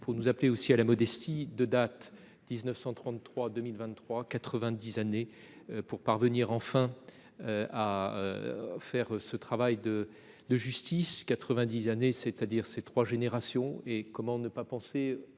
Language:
French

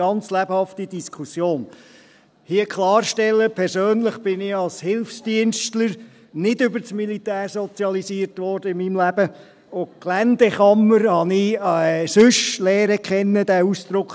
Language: Swiss German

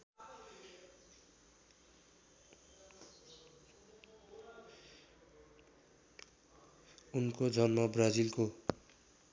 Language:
Nepali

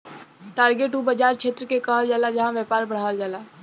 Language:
Bhojpuri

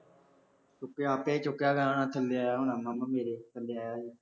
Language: Punjabi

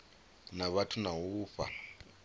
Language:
Venda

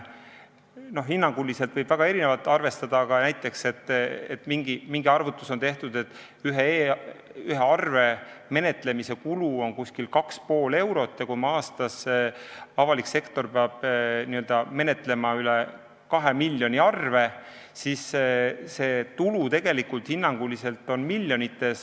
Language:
Estonian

